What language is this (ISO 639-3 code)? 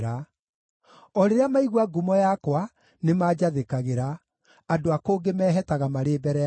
kik